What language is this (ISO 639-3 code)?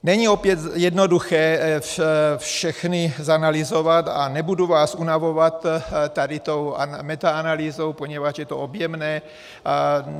ces